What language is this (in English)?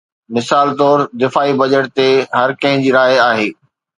Sindhi